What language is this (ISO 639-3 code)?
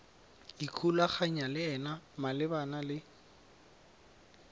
tsn